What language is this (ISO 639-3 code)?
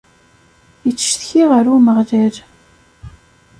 kab